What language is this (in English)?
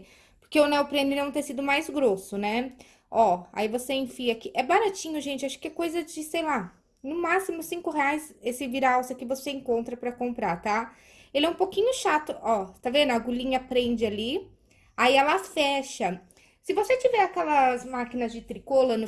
Portuguese